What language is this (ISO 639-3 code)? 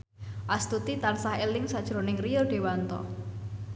jav